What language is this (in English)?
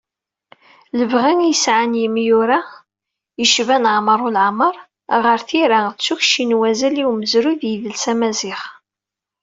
Kabyle